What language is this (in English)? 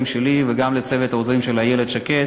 Hebrew